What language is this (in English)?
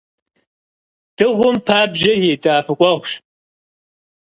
Kabardian